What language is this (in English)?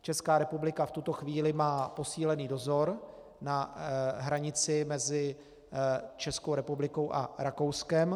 Czech